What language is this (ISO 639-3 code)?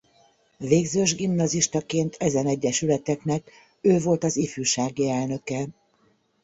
hun